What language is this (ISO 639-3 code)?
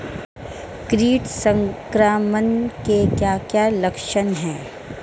hin